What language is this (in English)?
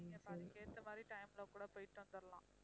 Tamil